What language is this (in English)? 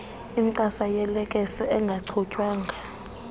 Xhosa